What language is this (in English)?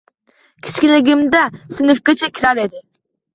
Uzbek